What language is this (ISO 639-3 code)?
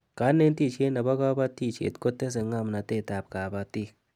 kln